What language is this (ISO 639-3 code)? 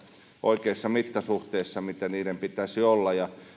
fin